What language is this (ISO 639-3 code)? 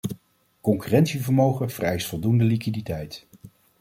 nld